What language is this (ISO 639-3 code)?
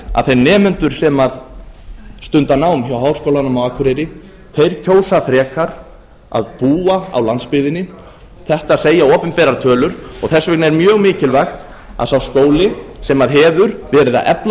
isl